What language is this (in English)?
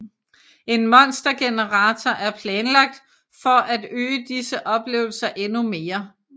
Danish